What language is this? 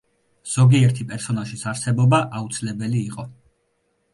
Georgian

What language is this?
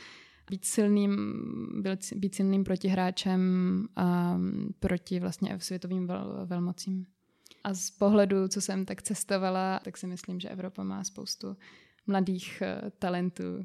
Czech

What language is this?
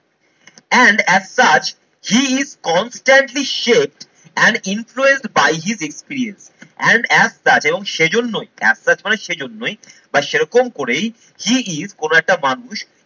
Bangla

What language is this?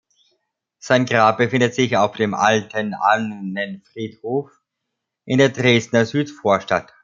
German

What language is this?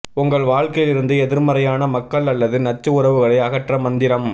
Tamil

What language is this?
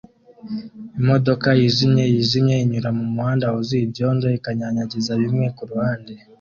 Kinyarwanda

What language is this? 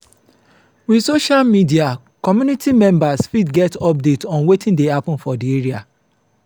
Nigerian Pidgin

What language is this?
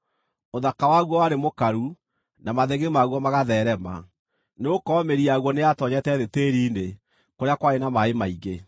Kikuyu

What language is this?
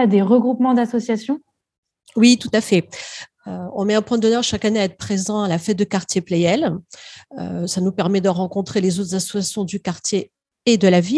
French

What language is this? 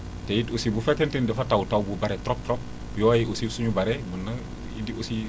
Wolof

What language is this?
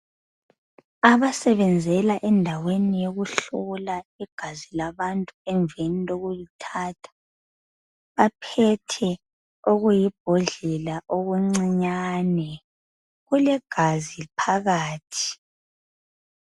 North Ndebele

